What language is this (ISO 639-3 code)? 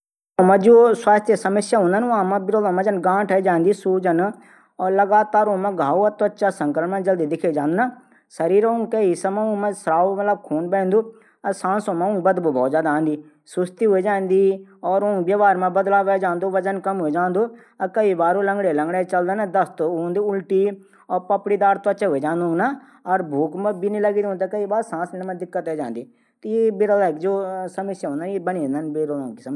gbm